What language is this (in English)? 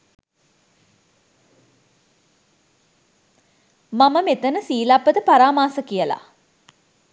Sinhala